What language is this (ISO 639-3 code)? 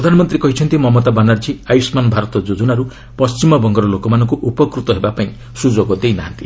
ori